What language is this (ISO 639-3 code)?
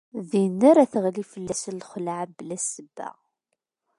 kab